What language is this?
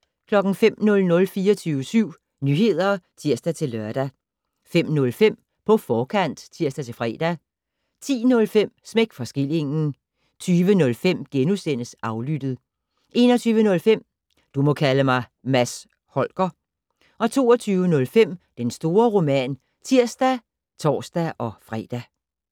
Danish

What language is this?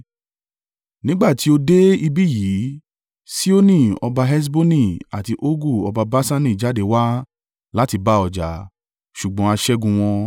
Yoruba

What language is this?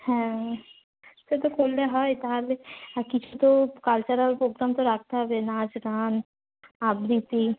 Bangla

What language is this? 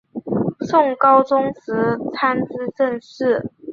Chinese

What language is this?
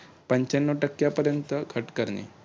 Marathi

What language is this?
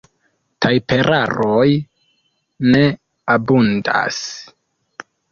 Esperanto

